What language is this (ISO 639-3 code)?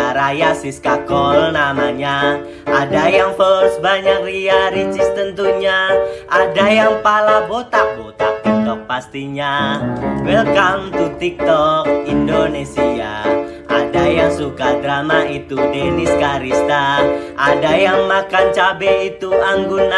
ind